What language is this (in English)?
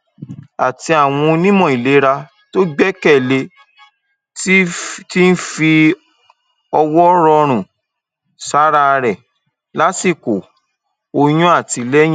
Yoruba